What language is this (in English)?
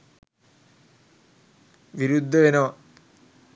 Sinhala